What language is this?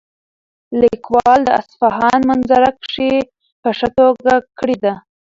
Pashto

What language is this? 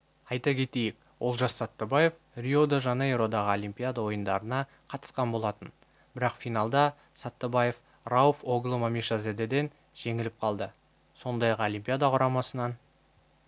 Kazakh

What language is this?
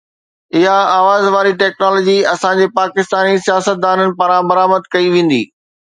Sindhi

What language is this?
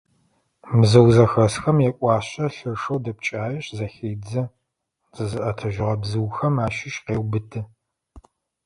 Adyghe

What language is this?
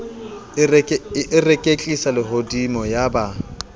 Southern Sotho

